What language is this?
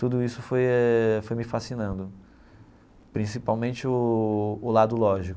Portuguese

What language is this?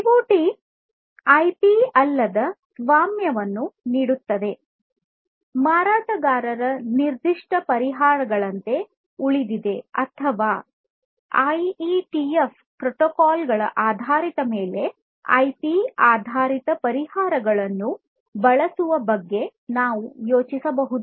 Kannada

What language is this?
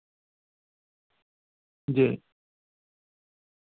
Dogri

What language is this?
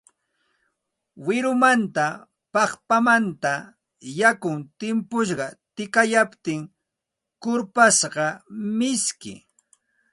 Santa Ana de Tusi Pasco Quechua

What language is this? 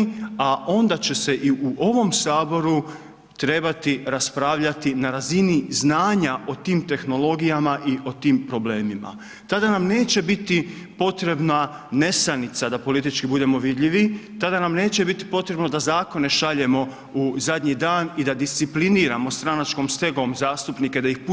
Croatian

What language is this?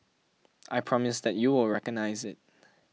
English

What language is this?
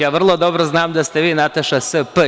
Serbian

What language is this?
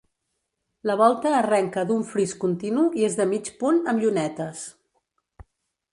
Catalan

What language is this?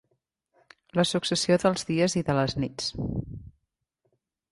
Catalan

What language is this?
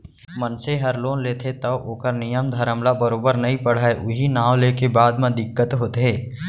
Chhattisgarhi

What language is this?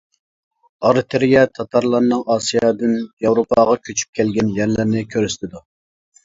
Uyghur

